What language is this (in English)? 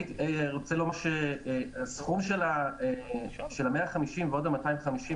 Hebrew